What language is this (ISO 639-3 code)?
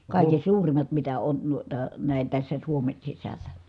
fin